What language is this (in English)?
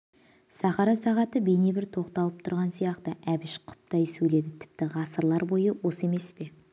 Kazakh